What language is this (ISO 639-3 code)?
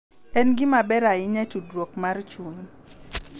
luo